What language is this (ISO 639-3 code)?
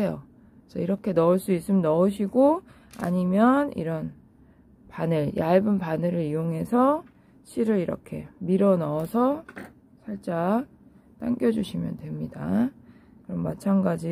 kor